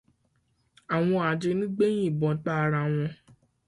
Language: Yoruba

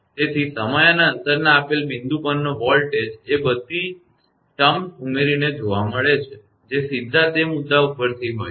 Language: Gujarati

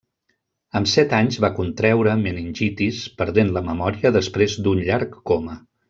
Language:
Catalan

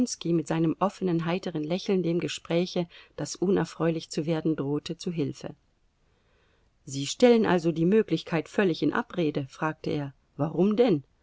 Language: German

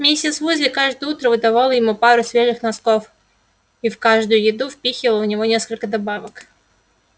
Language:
Russian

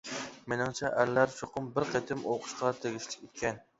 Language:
Uyghur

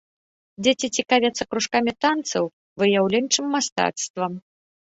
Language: Belarusian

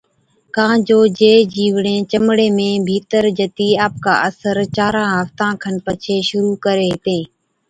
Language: Od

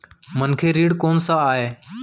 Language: Chhattisgarhi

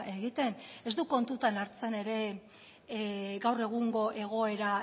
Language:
Basque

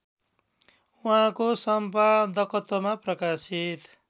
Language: Nepali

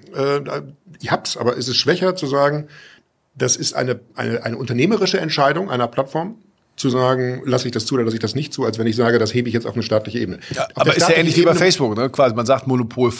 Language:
German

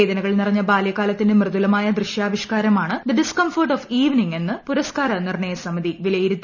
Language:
Malayalam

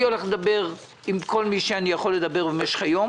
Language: Hebrew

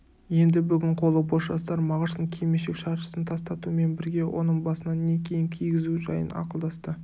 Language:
Kazakh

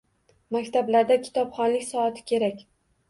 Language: Uzbek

